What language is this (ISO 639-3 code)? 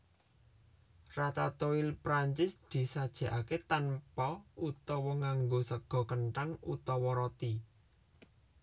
jav